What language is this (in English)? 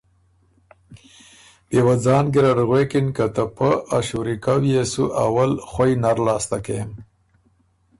Ormuri